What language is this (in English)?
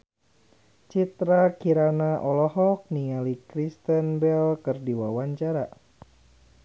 Sundanese